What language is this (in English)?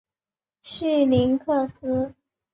Chinese